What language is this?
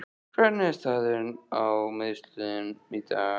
Icelandic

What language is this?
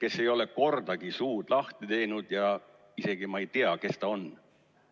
Estonian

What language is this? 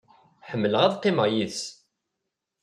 Kabyle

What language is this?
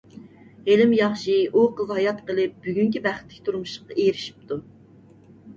Uyghur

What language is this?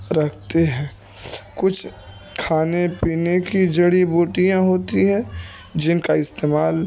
Urdu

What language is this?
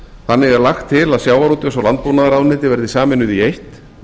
Icelandic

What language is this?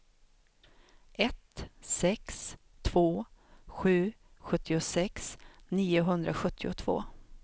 Swedish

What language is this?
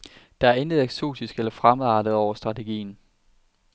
Danish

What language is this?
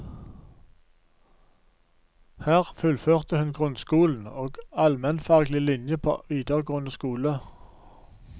Norwegian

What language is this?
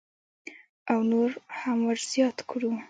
Pashto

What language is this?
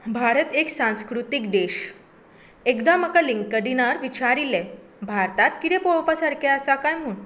Konkani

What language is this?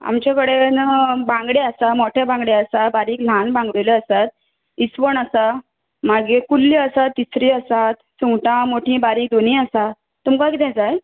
Konkani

